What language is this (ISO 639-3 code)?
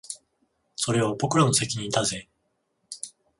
jpn